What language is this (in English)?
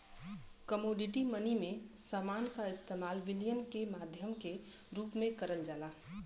Bhojpuri